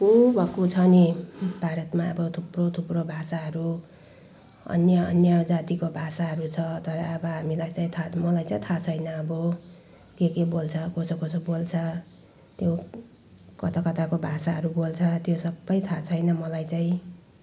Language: Nepali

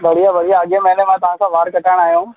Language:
Sindhi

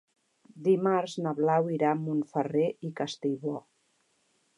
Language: Catalan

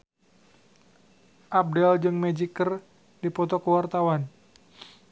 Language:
Sundanese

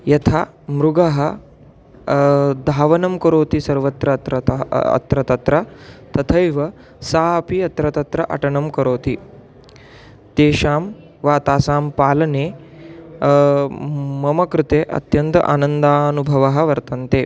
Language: Sanskrit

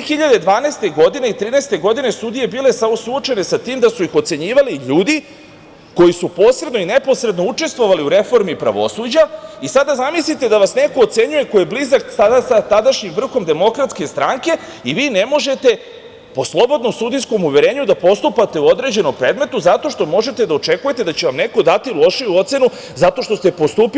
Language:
Serbian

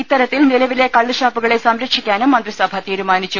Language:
Malayalam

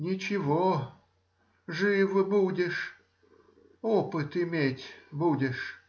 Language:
Russian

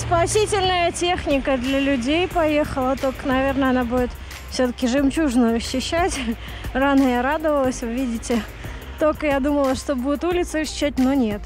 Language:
Russian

